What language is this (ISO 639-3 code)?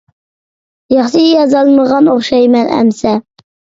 uig